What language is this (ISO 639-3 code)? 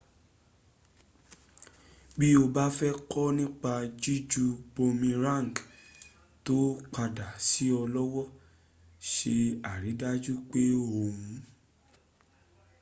yor